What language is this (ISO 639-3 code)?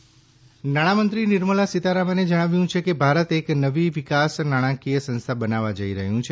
guj